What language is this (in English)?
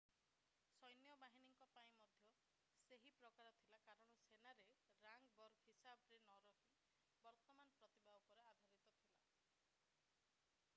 Odia